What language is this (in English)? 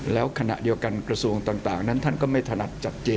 Thai